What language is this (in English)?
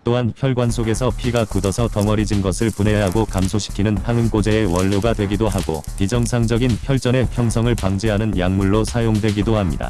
Korean